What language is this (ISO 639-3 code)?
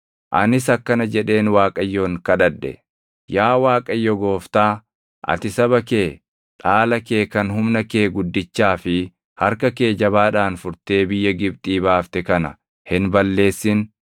orm